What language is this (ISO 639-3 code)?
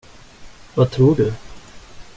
swe